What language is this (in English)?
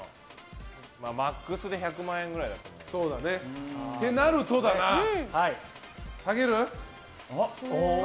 Japanese